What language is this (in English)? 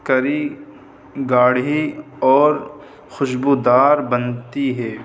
Urdu